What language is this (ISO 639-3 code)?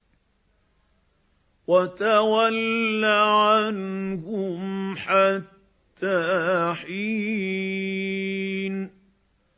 ara